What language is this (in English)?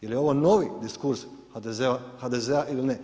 Croatian